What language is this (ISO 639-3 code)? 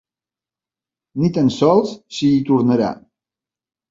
cat